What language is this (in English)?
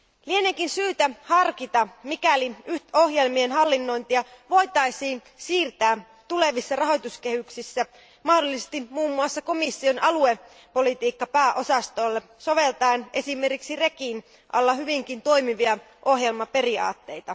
Finnish